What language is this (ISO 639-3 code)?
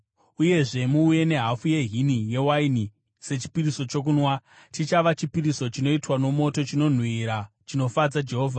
sna